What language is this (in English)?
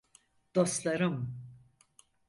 Turkish